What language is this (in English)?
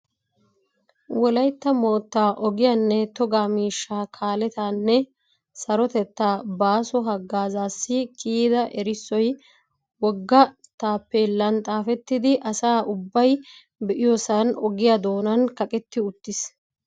Wolaytta